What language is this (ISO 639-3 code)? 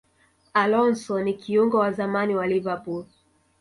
swa